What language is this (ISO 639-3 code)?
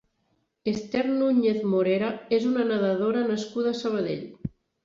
cat